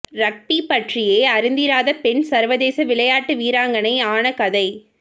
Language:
Tamil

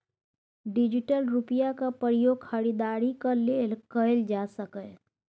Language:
Maithili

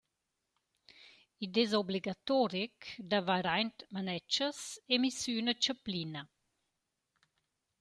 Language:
Romansh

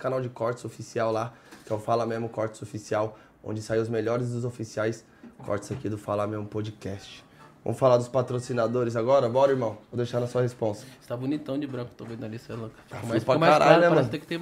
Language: Portuguese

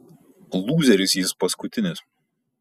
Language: Lithuanian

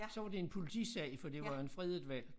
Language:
Danish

